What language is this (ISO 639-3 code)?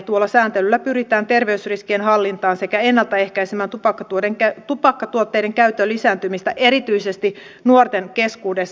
fin